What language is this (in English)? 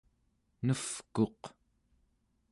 Central Yupik